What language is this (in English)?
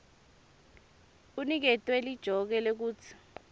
Swati